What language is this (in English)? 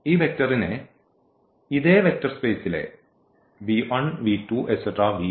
Malayalam